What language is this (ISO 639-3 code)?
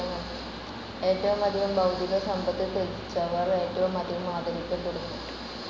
mal